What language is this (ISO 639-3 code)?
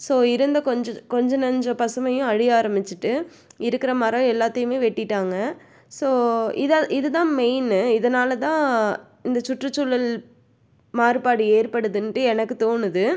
tam